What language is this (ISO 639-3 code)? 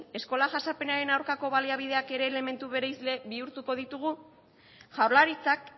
eus